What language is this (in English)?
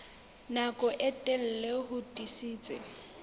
Southern Sotho